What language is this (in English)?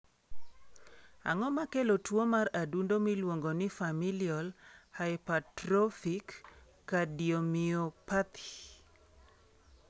Luo (Kenya and Tanzania)